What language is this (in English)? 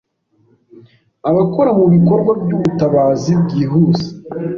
Kinyarwanda